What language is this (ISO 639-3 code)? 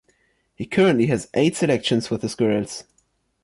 eng